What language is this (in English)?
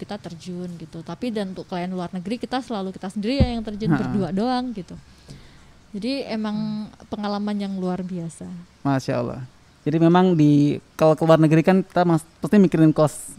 Indonesian